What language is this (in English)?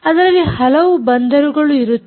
Kannada